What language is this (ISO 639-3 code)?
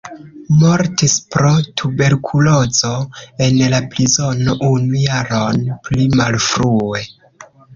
epo